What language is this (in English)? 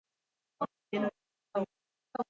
Slovenian